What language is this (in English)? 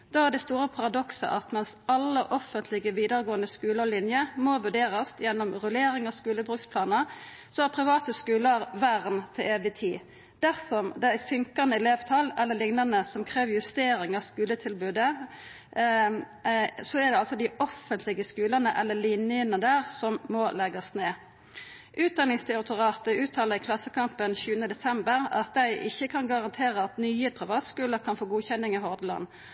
Norwegian Nynorsk